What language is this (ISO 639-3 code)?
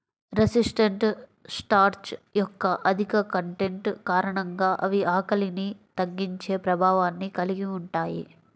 tel